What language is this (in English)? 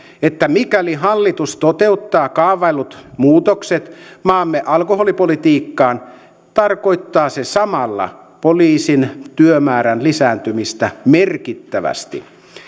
Finnish